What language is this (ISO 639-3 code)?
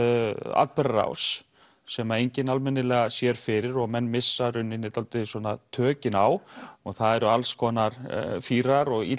isl